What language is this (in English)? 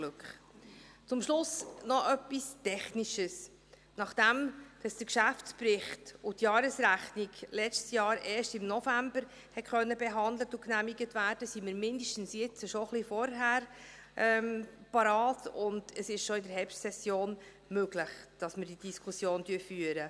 Swiss German